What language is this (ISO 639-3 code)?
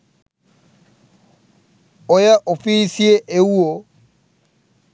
sin